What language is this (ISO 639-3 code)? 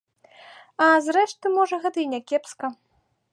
bel